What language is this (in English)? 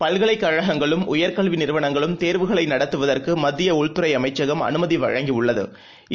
Tamil